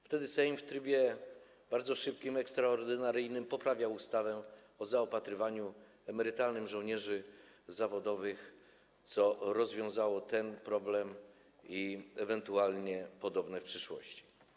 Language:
Polish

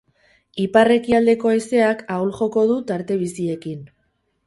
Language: Basque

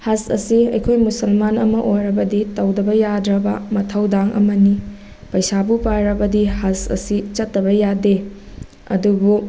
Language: Manipuri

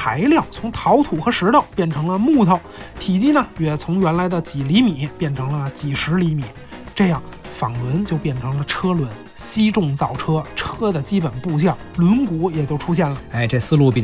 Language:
Chinese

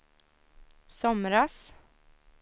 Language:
Swedish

